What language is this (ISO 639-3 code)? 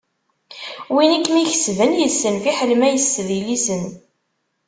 kab